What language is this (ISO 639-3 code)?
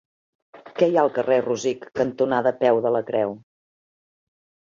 cat